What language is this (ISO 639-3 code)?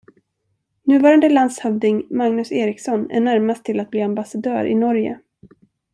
swe